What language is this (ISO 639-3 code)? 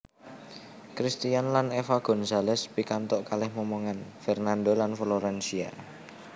jav